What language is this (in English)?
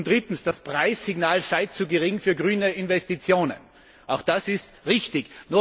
German